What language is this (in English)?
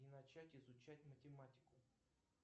Russian